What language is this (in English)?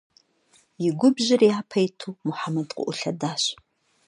Kabardian